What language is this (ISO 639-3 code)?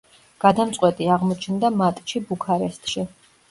kat